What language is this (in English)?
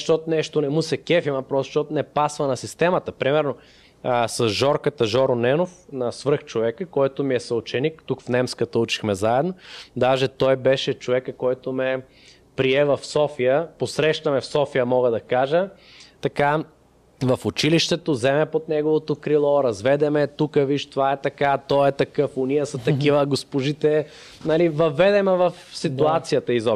Bulgarian